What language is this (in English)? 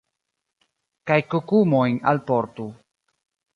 Esperanto